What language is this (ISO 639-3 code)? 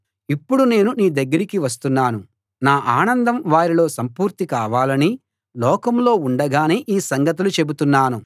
tel